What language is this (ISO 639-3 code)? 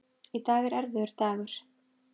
isl